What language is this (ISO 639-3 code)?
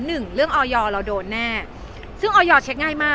tha